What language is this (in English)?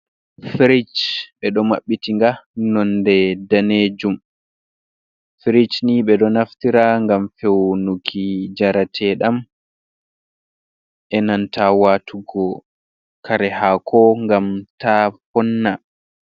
Fula